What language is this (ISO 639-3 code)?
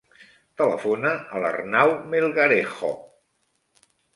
cat